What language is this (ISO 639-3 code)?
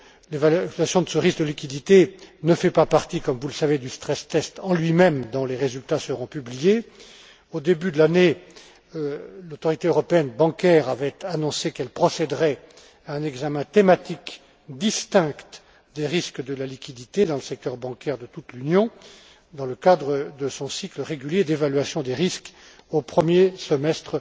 fra